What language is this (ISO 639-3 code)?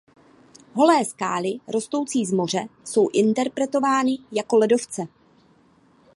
ces